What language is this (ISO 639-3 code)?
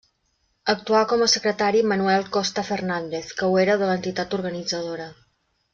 cat